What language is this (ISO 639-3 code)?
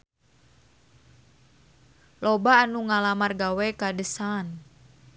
sun